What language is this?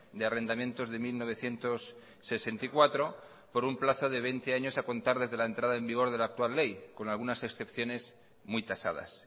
Spanish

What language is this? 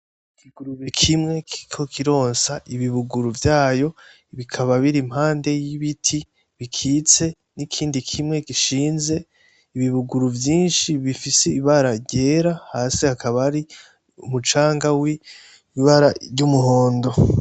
Rundi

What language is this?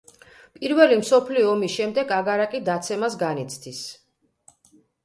Georgian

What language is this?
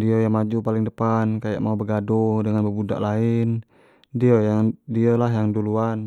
Jambi Malay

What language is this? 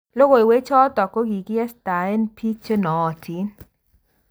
Kalenjin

